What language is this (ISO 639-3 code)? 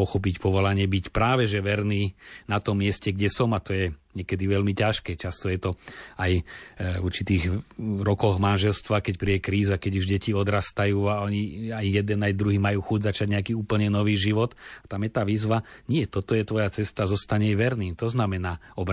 slk